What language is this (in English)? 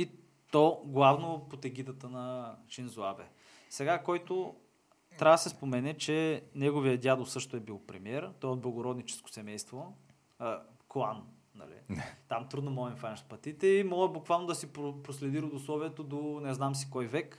Bulgarian